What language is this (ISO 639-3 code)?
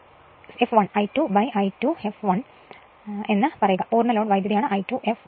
mal